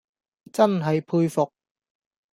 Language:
Cantonese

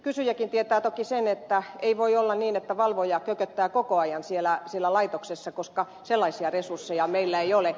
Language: Finnish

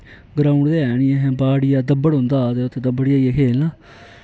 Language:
Dogri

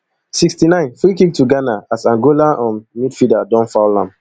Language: Nigerian Pidgin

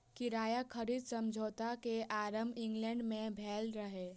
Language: Maithili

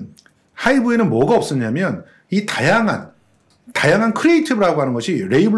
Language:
Korean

